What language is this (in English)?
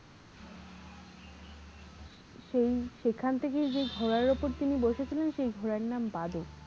Bangla